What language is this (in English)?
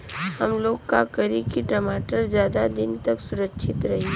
Bhojpuri